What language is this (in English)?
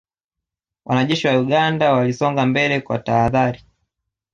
Swahili